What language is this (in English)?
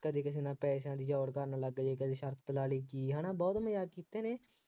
Punjabi